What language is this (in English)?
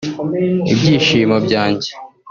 Kinyarwanda